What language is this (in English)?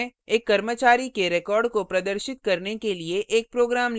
Hindi